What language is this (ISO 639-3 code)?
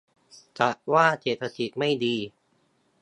tha